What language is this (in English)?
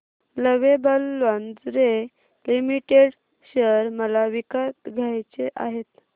Marathi